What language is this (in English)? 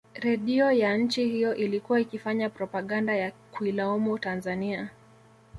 Swahili